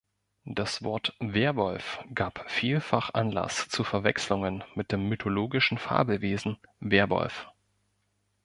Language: German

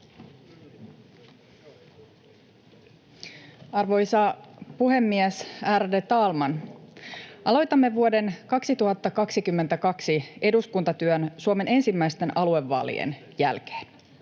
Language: Finnish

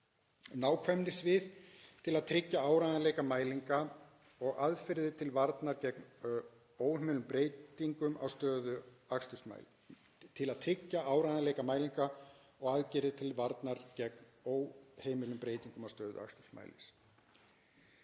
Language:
Icelandic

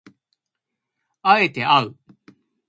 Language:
Japanese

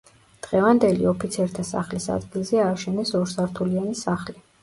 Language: Georgian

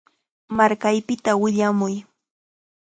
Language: Chiquián Ancash Quechua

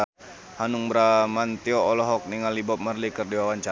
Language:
Sundanese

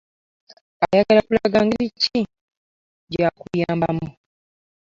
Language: Ganda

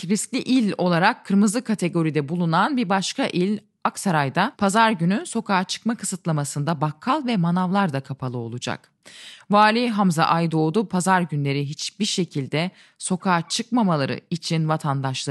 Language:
Turkish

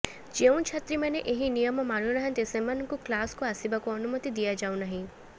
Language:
Odia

